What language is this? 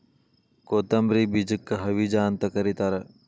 Kannada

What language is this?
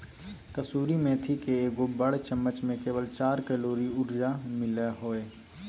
Magahi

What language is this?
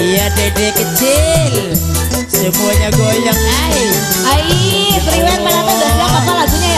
Indonesian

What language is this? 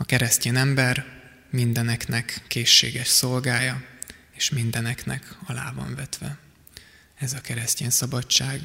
Hungarian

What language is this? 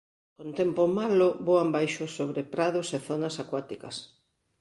Galician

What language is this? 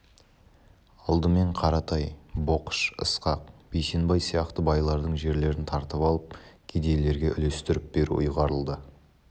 Kazakh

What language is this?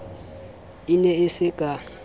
Southern Sotho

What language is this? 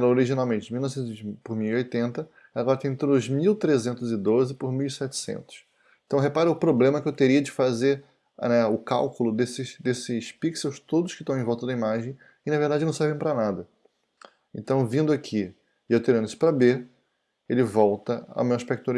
Portuguese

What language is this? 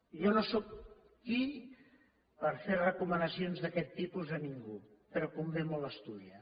Catalan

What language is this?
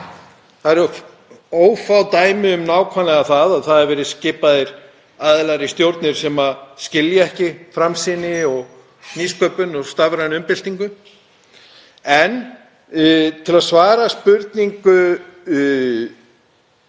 Icelandic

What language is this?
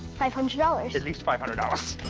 English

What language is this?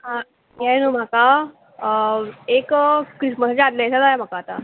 Konkani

